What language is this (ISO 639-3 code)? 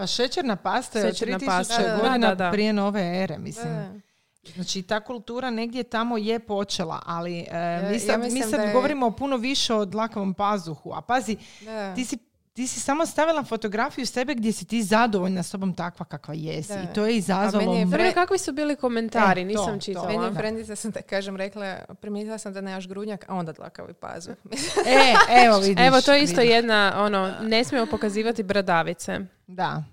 hrv